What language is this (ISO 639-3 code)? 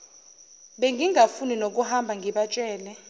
zul